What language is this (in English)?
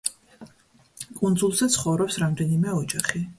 Georgian